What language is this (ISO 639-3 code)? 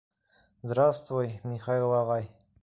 bak